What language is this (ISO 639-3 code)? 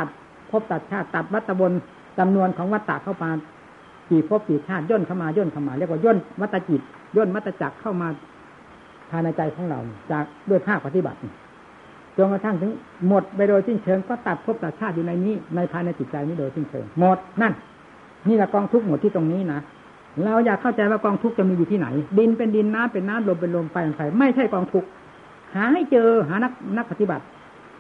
tha